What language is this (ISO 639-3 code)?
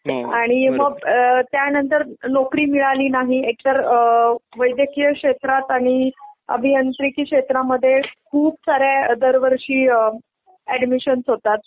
mar